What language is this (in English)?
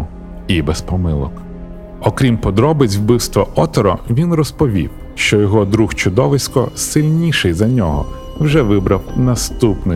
Ukrainian